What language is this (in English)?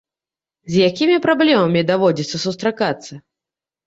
Belarusian